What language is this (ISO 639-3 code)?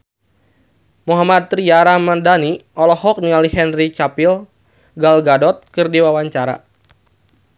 sun